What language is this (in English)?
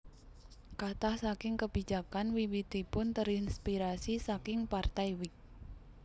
Javanese